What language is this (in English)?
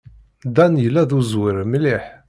Kabyle